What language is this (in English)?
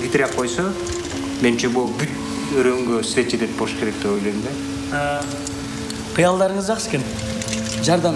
Turkish